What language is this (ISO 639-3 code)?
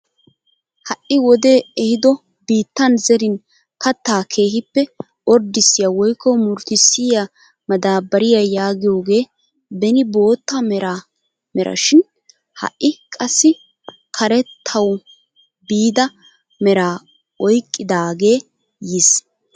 wal